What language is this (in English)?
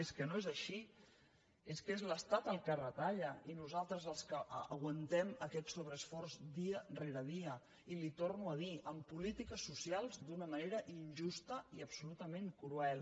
Catalan